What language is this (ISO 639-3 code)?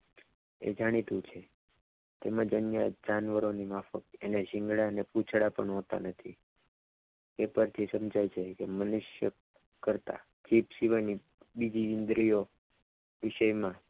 guj